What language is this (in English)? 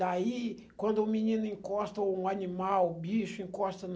Portuguese